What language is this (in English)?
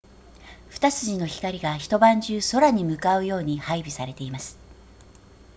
Japanese